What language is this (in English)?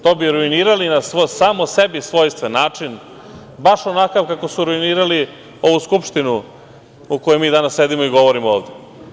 Serbian